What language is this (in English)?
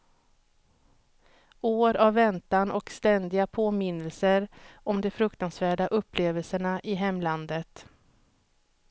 Swedish